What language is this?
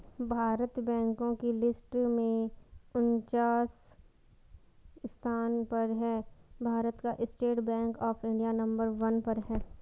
Hindi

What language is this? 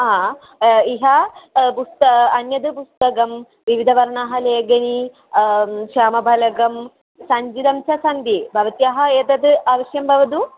Sanskrit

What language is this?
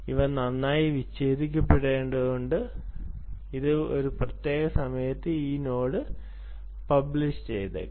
Malayalam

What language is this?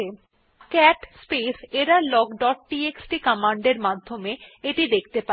Bangla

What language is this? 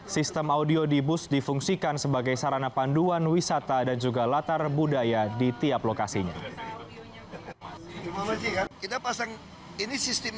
Indonesian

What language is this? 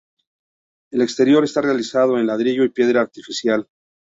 Spanish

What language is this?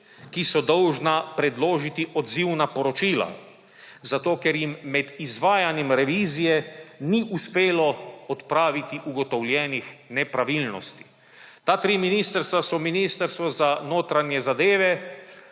Slovenian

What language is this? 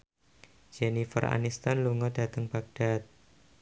Javanese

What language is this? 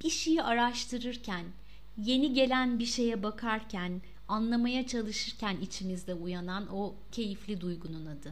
Turkish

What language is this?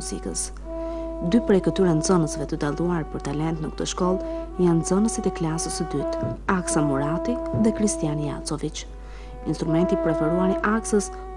Romanian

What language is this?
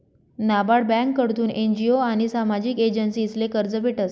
Marathi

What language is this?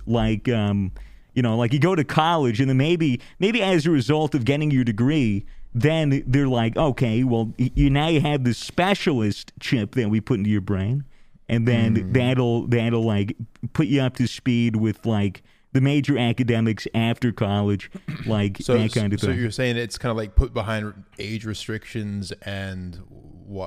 English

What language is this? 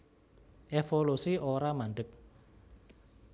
Javanese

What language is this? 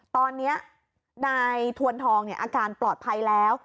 Thai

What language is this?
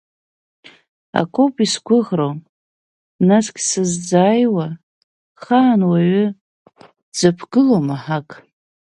Abkhazian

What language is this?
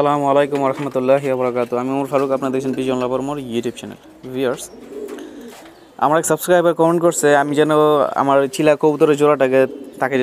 Turkish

